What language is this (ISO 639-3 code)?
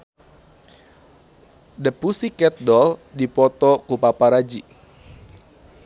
sun